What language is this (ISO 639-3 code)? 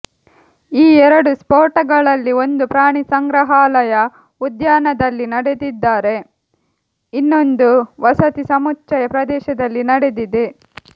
kan